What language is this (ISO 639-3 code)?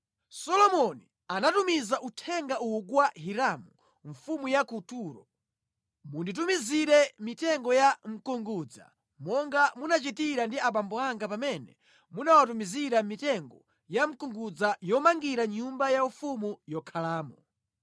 nya